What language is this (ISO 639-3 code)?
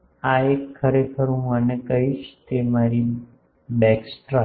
guj